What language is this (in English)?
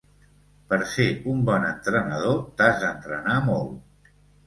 Catalan